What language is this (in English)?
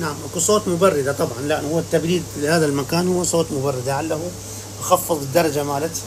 Arabic